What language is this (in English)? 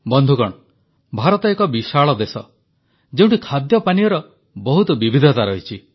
Odia